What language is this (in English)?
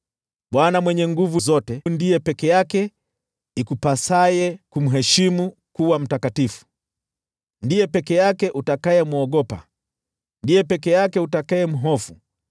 Swahili